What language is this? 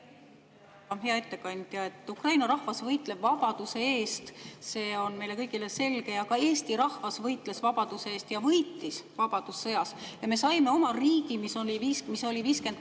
Estonian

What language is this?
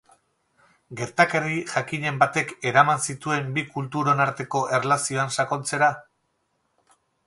Basque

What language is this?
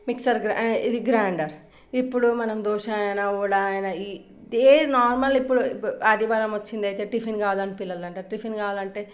Telugu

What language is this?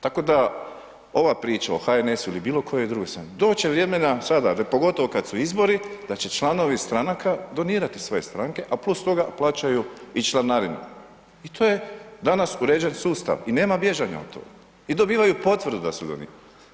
Croatian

